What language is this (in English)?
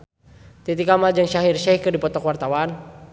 Sundanese